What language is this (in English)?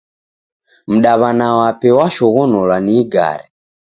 Taita